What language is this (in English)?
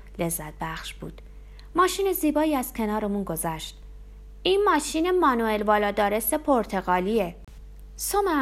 Persian